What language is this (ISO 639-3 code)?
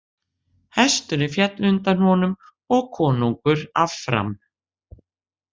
isl